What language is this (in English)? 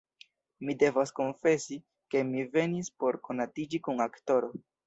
Esperanto